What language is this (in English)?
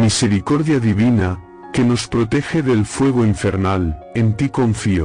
Spanish